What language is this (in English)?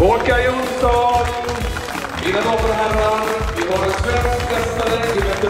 Swedish